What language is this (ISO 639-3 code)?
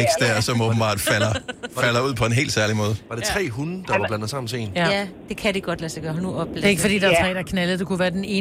dan